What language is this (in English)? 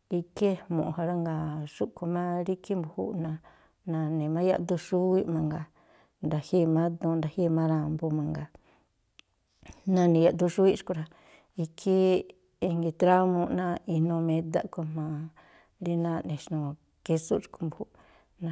Tlacoapa Me'phaa